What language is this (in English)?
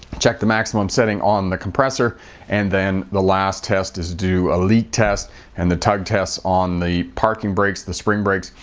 English